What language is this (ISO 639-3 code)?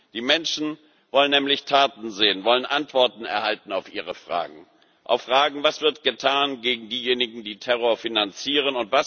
deu